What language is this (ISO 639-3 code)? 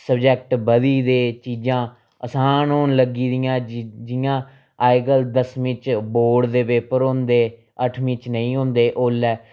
doi